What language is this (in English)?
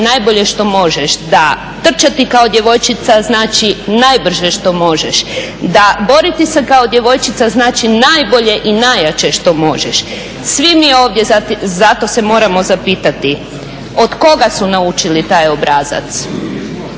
Croatian